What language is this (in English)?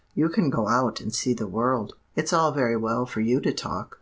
English